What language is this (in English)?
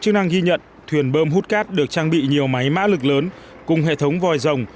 Vietnamese